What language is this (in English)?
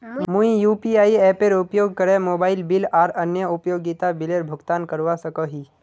Magahi